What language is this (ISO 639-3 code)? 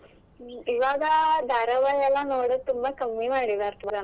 kan